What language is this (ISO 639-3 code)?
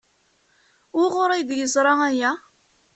kab